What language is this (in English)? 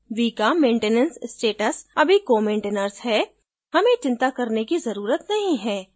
Hindi